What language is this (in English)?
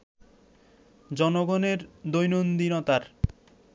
Bangla